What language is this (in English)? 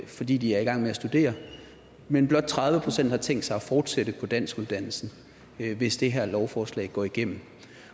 Danish